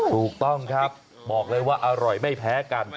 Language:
Thai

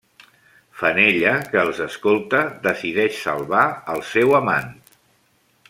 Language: Catalan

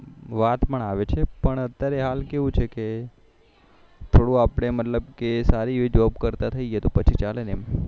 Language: Gujarati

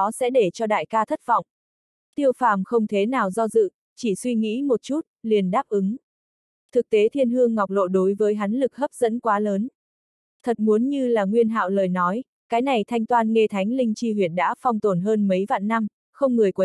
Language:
Vietnamese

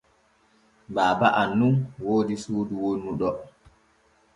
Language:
Borgu Fulfulde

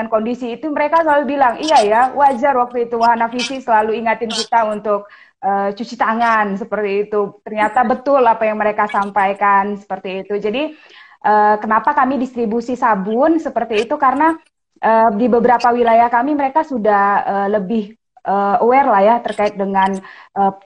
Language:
Indonesian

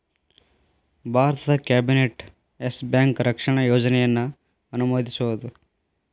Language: Kannada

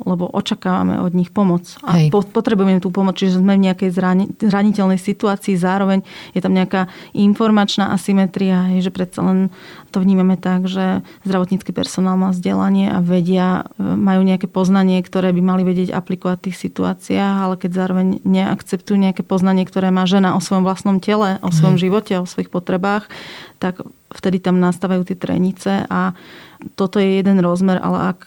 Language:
Slovak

